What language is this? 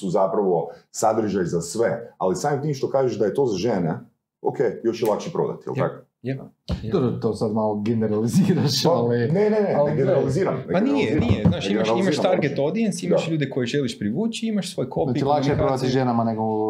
Croatian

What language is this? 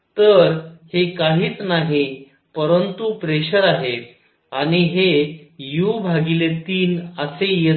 Marathi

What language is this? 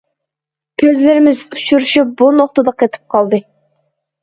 Uyghur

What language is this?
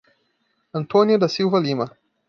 Portuguese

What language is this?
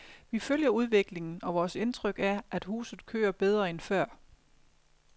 Danish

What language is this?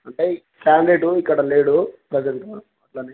Telugu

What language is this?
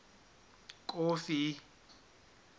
Southern Sotho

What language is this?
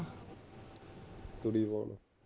Punjabi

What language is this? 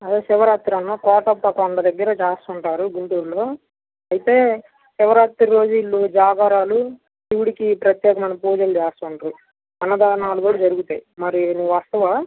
Telugu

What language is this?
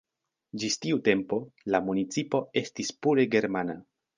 Esperanto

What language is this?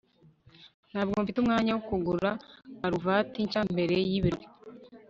Kinyarwanda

